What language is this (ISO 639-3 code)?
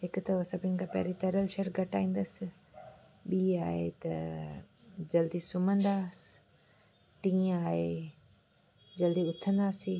snd